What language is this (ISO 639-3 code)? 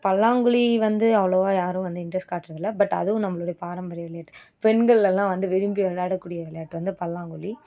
tam